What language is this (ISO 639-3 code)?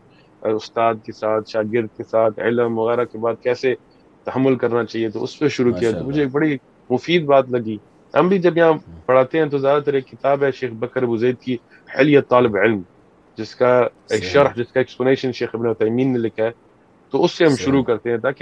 urd